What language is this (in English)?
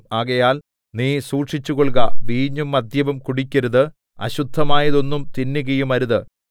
Malayalam